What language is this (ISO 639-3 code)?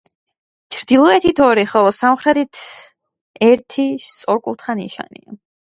kat